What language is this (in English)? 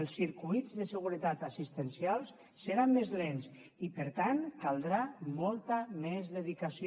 Catalan